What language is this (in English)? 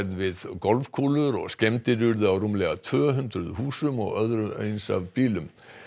Icelandic